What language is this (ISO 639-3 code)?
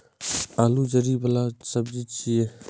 mai